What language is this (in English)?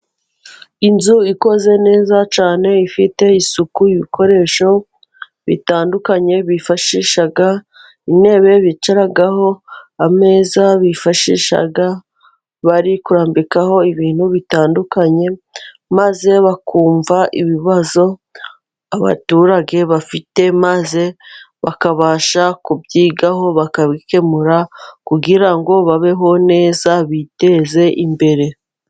Kinyarwanda